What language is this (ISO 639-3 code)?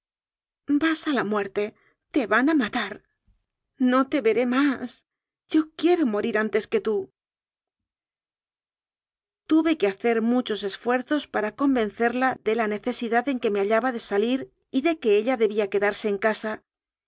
spa